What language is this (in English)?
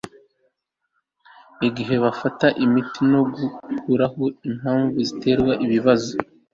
Kinyarwanda